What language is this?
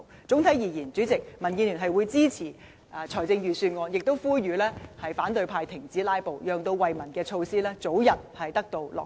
Cantonese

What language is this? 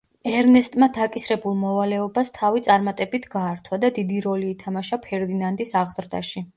Georgian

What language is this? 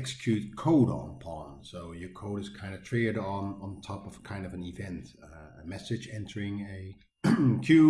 English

